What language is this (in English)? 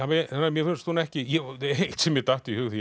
Icelandic